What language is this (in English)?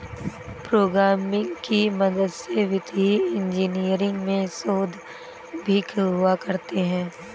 Hindi